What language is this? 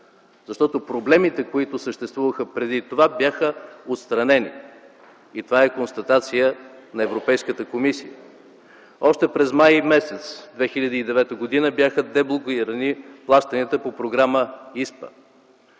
Bulgarian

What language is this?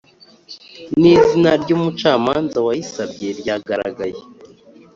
Kinyarwanda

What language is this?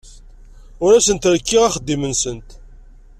Kabyle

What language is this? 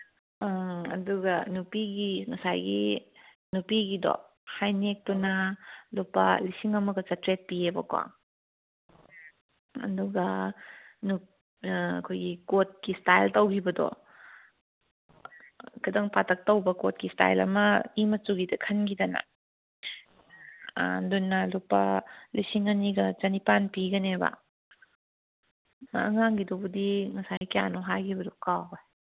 Manipuri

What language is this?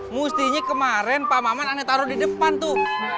Indonesian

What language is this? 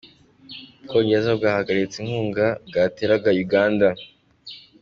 Kinyarwanda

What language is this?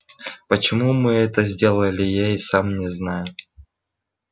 Russian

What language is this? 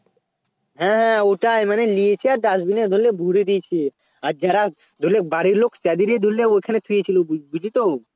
Bangla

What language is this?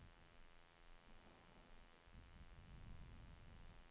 Swedish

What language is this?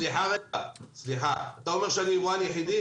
Hebrew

